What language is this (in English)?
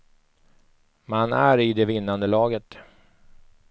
Swedish